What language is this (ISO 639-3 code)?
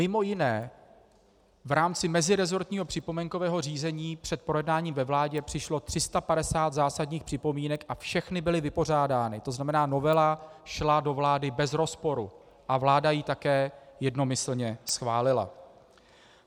ces